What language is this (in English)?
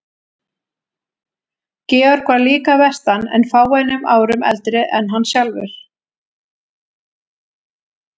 Icelandic